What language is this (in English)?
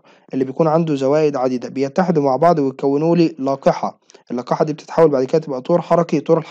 Arabic